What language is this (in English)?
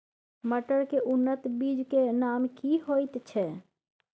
Maithili